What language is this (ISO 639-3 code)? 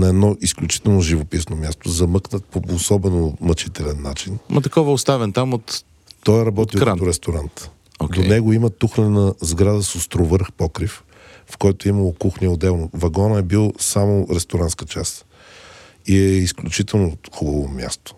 bul